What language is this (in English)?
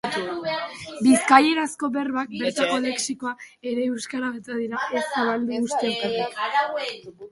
Basque